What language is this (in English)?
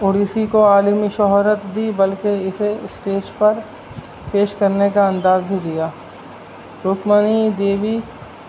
Urdu